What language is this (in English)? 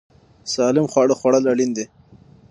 Pashto